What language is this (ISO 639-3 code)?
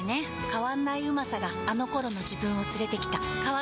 jpn